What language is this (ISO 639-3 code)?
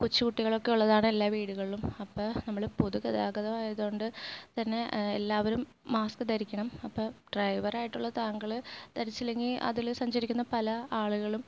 mal